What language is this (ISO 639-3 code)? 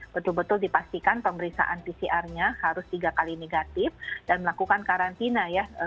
ind